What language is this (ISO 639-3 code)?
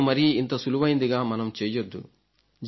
tel